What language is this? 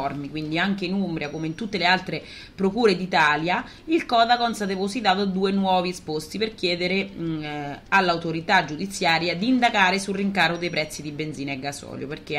Italian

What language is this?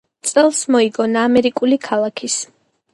Georgian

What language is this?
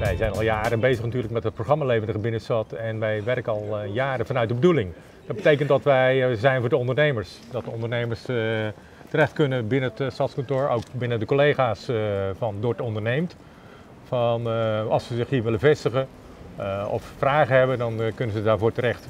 Dutch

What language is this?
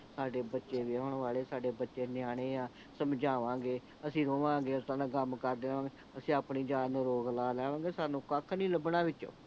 Punjabi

